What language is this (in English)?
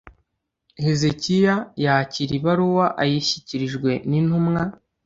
Kinyarwanda